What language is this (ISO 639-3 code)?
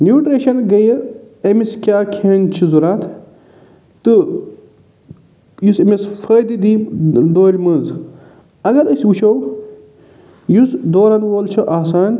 kas